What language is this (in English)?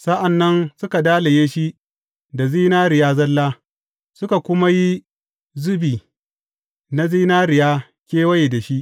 Hausa